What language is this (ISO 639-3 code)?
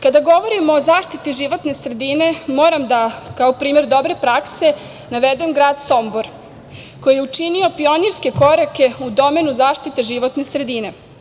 srp